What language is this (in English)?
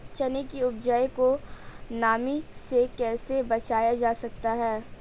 Hindi